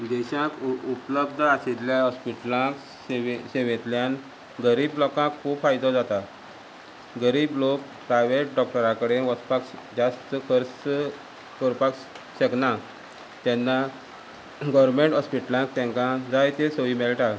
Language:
Konkani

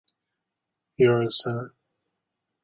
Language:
Chinese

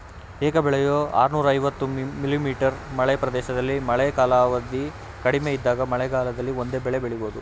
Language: Kannada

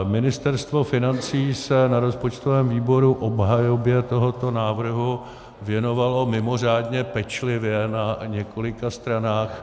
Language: Czech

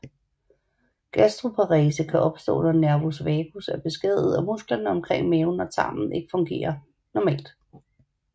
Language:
Danish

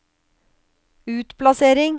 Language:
Norwegian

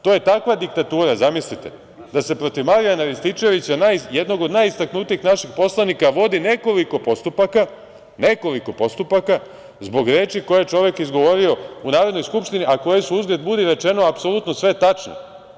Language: Serbian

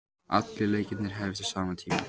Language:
Icelandic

